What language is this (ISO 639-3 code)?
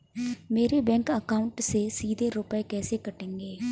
hin